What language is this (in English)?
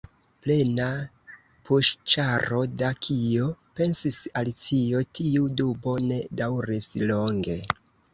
Esperanto